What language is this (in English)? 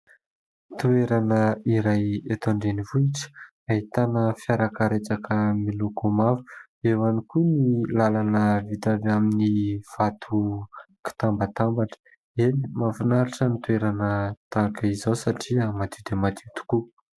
Malagasy